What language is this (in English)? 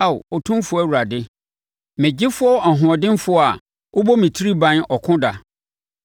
Akan